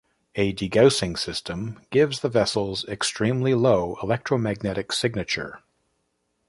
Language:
English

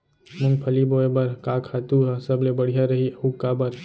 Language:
Chhattisgarhi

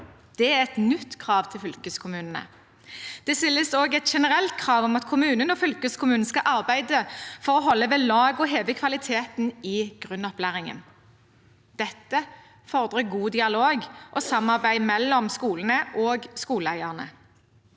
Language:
Norwegian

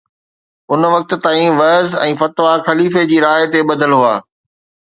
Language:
Sindhi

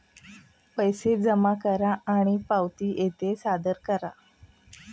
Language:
Marathi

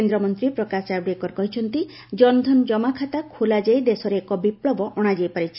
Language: Odia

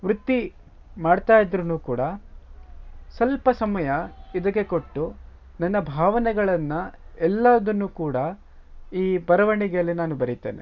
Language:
Kannada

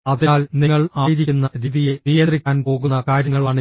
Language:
Malayalam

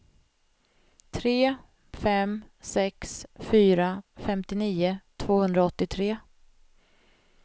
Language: Swedish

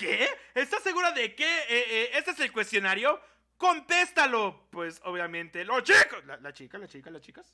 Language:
Spanish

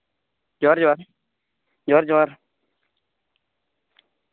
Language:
Santali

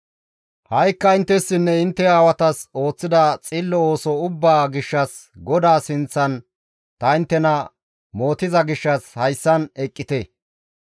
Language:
Gamo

